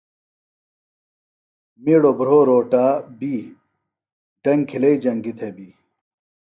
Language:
Phalura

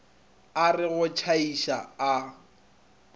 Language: Northern Sotho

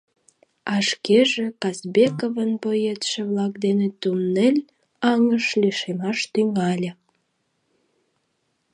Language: Mari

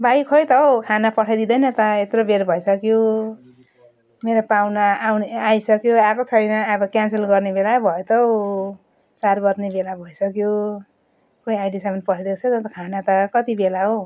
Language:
Nepali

